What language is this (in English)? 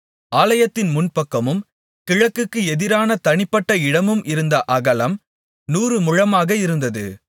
Tamil